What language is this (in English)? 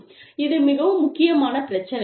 Tamil